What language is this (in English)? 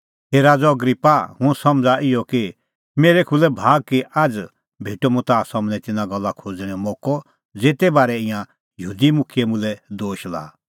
Kullu Pahari